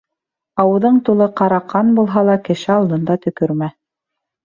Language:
Bashkir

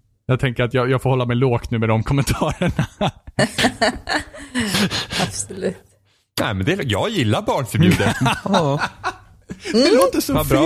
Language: Swedish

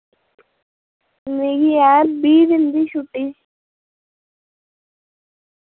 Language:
Dogri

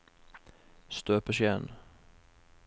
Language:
Norwegian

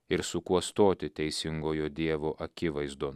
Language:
Lithuanian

